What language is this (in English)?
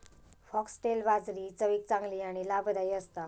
Marathi